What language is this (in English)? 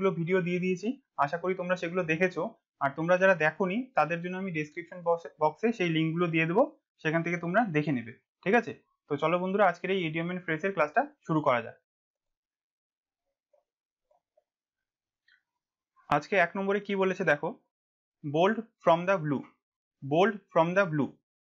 Hindi